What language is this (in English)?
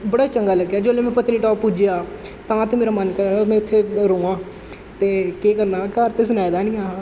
Dogri